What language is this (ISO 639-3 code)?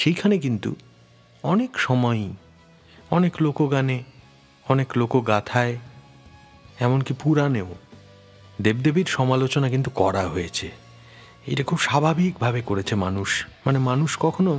ben